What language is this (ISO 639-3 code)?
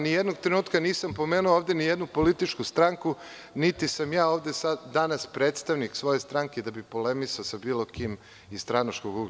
srp